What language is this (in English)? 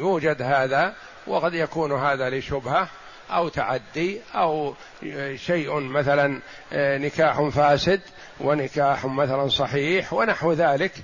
Arabic